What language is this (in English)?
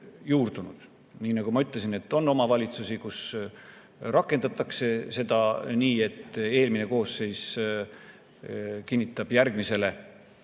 Estonian